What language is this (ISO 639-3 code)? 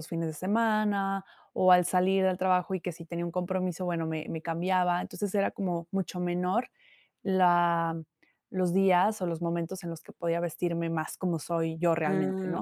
spa